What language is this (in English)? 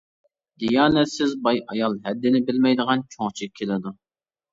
Uyghur